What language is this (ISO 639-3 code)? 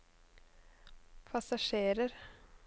nor